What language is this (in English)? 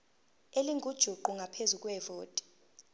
Zulu